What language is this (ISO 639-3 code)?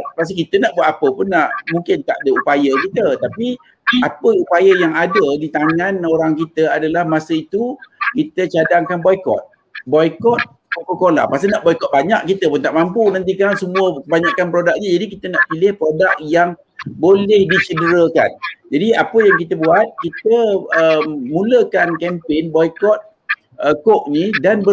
msa